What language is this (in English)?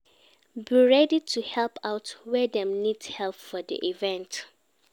Nigerian Pidgin